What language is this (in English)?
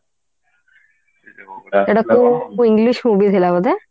Odia